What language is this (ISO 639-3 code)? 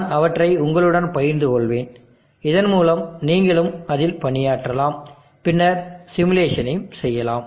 tam